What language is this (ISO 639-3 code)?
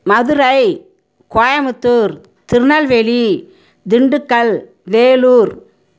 tam